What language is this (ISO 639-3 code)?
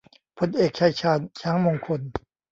tha